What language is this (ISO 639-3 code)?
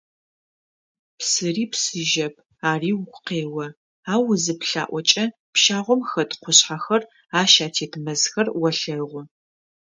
ady